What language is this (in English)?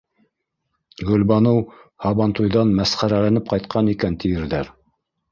Bashkir